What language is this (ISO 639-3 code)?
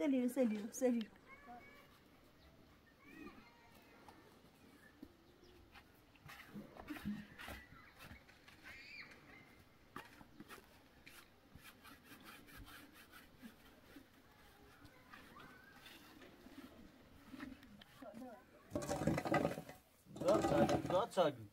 fas